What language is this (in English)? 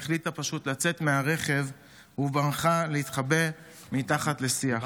Hebrew